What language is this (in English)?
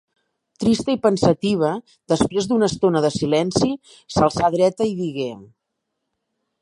Catalan